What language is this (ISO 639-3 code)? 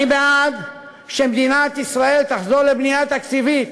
heb